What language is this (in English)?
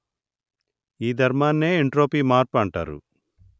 Telugu